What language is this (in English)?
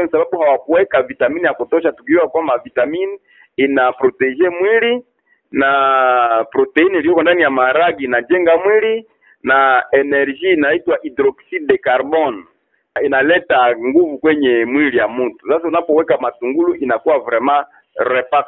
Swahili